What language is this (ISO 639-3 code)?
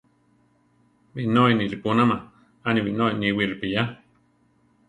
tar